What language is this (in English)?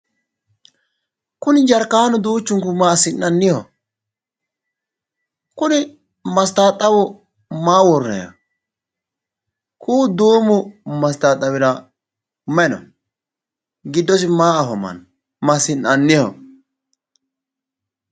Sidamo